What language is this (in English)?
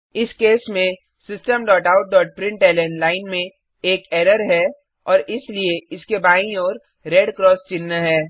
Hindi